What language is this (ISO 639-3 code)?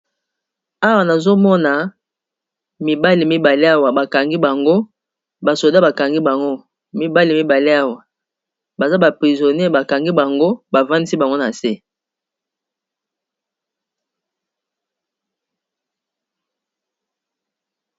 lin